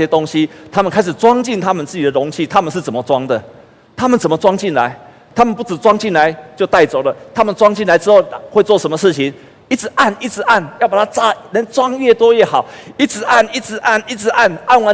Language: Chinese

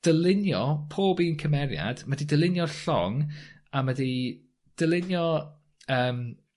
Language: Welsh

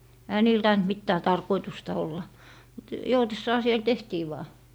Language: Finnish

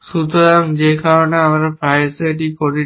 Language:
Bangla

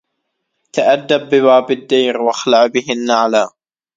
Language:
Arabic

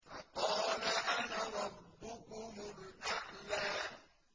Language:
Arabic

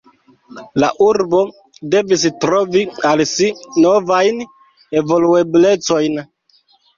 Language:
Esperanto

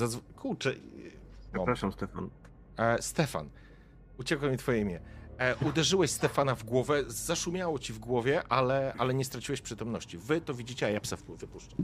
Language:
Polish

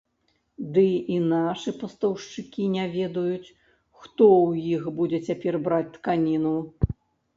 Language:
Belarusian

